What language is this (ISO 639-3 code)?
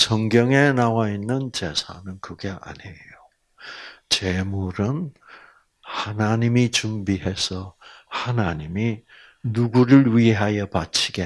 kor